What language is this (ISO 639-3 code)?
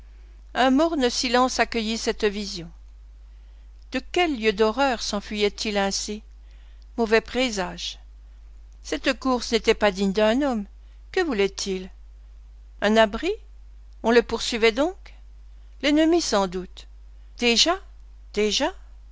fra